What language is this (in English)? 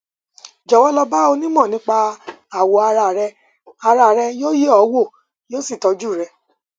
Yoruba